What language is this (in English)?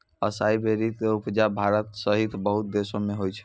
Maithili